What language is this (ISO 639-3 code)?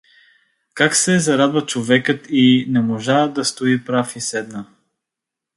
bul